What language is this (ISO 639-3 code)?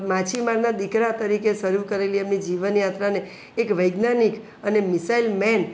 guj